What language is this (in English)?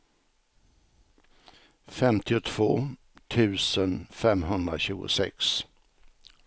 Swedish